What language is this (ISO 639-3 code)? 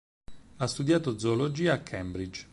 ita